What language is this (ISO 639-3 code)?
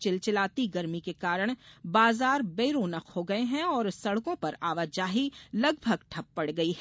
hin